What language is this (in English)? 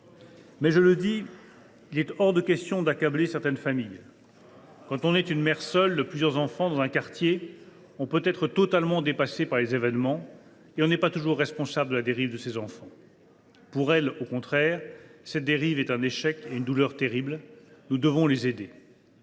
French